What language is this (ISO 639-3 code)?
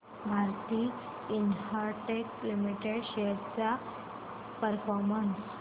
mar